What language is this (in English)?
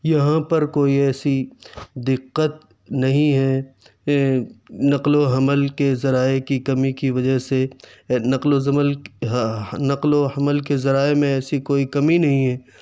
Urdu